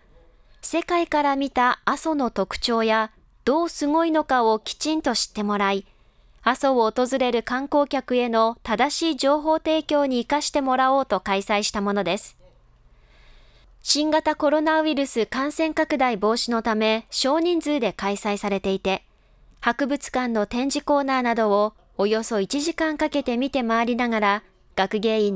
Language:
Japanese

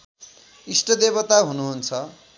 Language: Nepali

